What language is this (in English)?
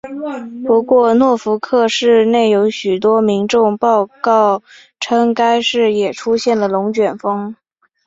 Chinese